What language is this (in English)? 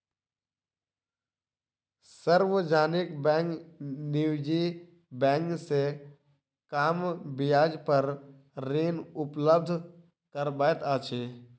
Maithili